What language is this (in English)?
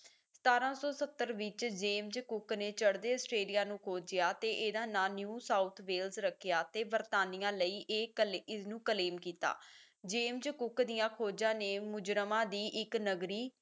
Punjabi